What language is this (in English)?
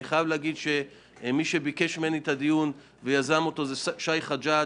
Hebrew